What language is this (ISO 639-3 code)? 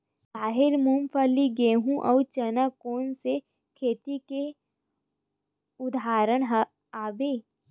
hne